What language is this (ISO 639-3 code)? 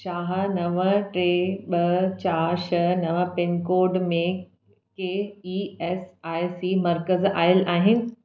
snd